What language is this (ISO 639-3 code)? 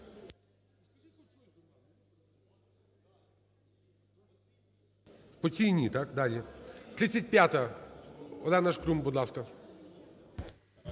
ukr